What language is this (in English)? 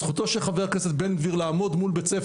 Hebrew